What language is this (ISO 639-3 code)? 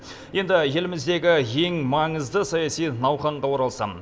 kaz